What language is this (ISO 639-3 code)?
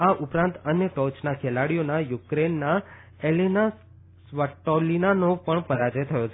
guj